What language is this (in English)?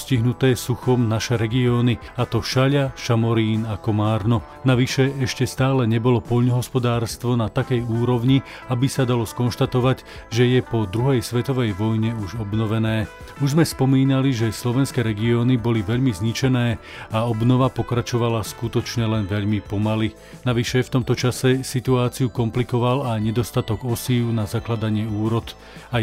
Slovak